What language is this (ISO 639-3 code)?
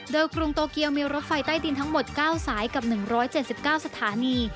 tha